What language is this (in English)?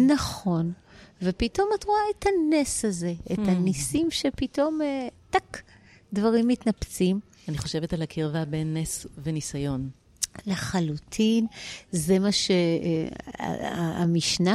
Hebrew